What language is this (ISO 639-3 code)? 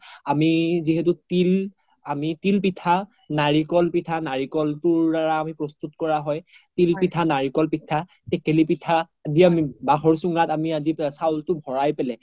asm